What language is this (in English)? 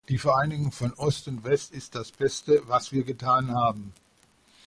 German